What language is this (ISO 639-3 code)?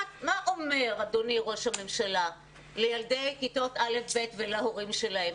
heb